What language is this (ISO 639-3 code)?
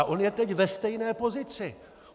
ces